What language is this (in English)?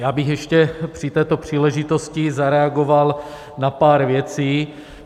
Czech